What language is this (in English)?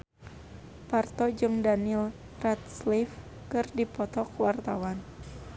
Sundanese